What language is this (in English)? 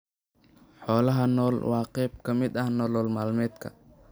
Somali